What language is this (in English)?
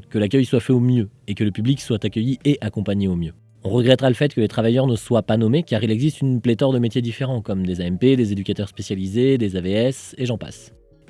French